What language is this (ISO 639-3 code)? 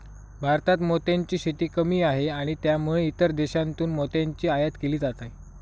mar